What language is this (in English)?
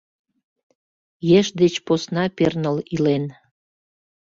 Mari